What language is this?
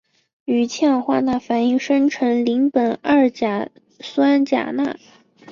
Chinese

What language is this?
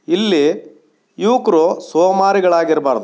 Kannada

